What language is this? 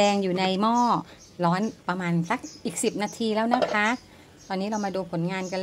Thai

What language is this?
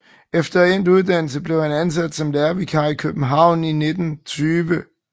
Danish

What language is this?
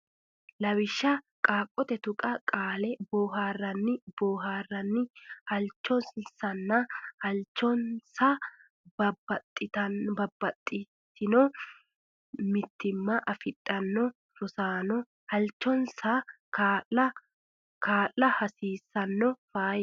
Sidamo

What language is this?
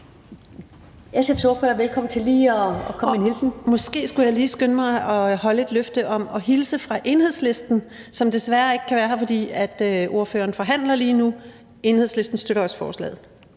Danish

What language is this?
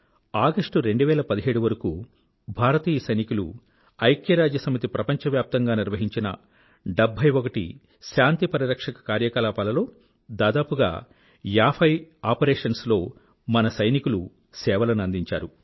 Telugu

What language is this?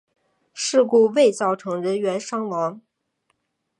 Chinese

